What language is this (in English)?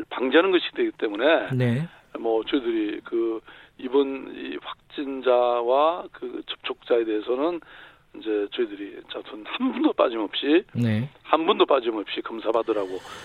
Korean